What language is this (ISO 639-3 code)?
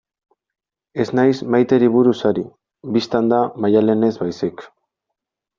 eus